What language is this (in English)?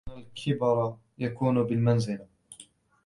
Arabic